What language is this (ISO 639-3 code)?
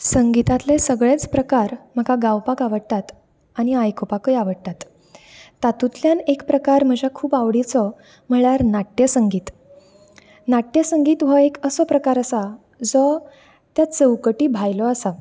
kok